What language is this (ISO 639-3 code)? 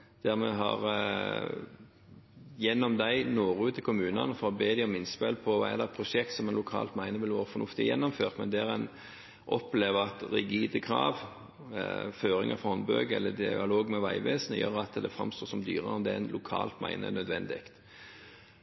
nob